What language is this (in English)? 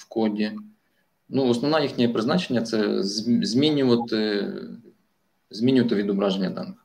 Ukrainian